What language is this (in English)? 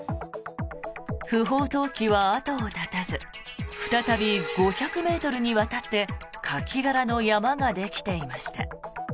Japanese